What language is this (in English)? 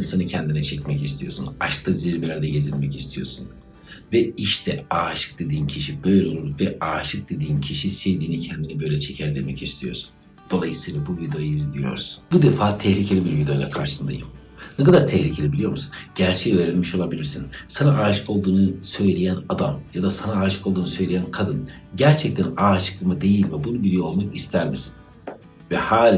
Turkish